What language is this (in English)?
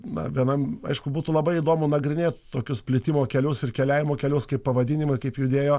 Lithuanian